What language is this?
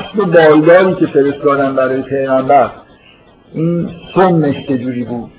Persian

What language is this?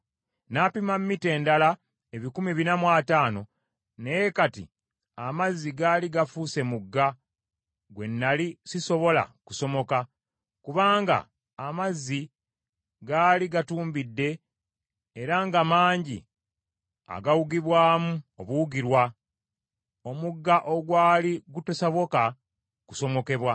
Ganda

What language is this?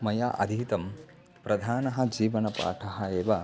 Sanskrit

